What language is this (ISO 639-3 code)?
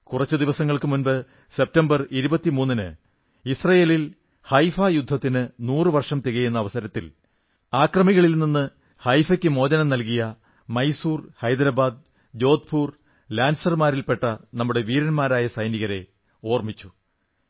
mal